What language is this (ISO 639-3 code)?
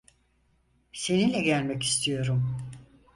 tur